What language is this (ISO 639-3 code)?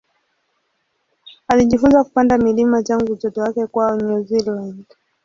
swa